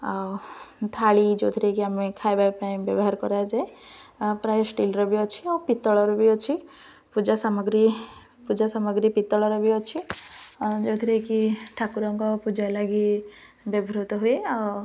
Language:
Odia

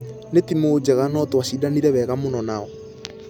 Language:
Kikuyu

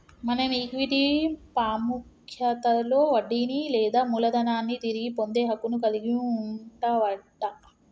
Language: Telugu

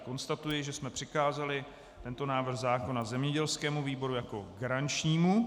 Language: Czech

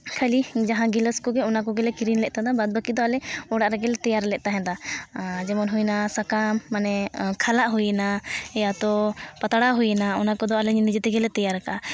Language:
Santali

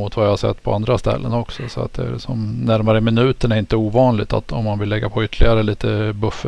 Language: Swedish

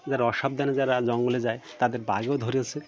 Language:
Bangla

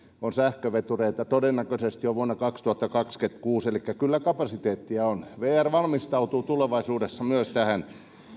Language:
Finnish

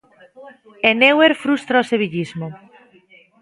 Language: Galician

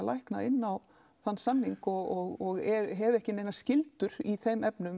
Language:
Icelandic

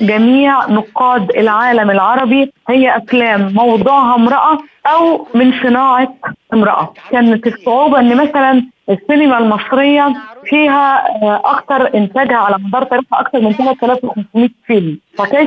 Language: Arabic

